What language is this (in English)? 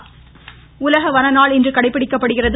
Tamil